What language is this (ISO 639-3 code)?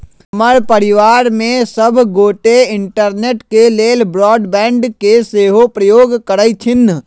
mag